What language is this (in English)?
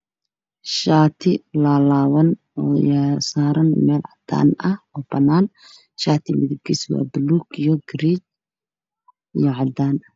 Somali